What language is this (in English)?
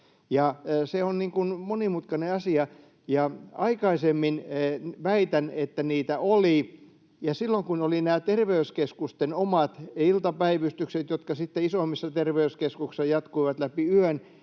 Finnish